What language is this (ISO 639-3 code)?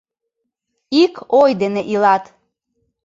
chm